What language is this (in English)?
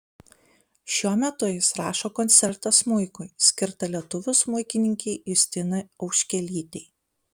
Lithuanian